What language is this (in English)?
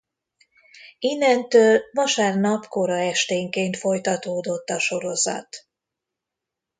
Hungarian